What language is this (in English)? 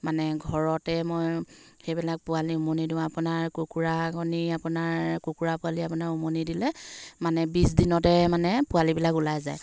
Assamese